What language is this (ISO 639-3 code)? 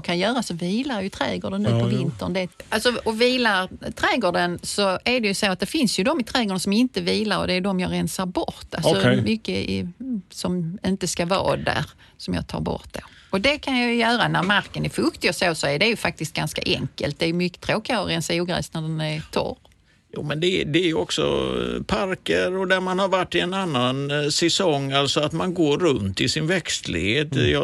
swe